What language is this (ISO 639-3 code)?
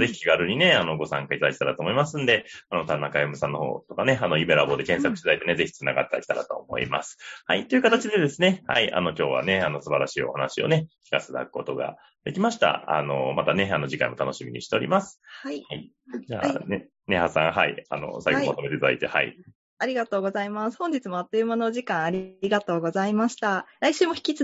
jpn